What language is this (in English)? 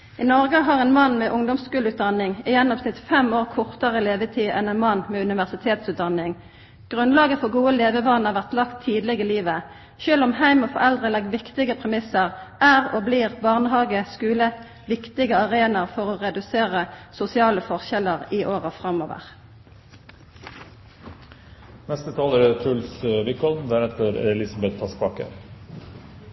Norwegian Nynorsk